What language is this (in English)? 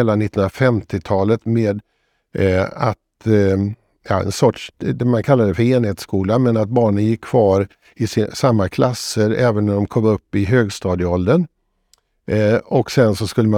Swedish